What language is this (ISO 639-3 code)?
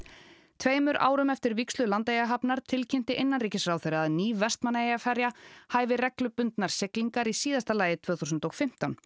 isl